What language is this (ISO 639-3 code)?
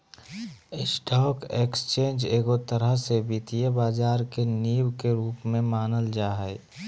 mag